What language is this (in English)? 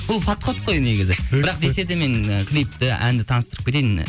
Kazakh